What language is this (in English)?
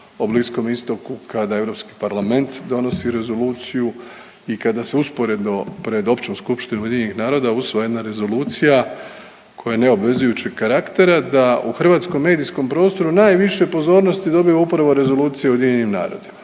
Croatian